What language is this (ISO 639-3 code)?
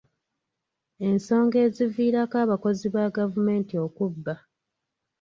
lug